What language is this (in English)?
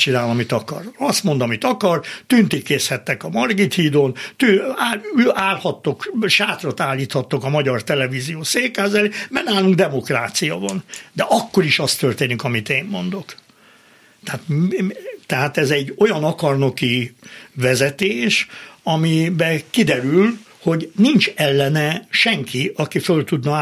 Hungarian